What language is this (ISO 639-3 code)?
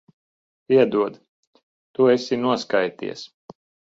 lav